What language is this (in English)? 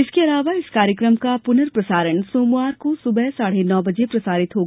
Hindi